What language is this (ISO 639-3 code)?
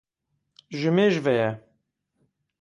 kur